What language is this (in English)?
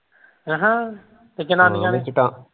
Punjabi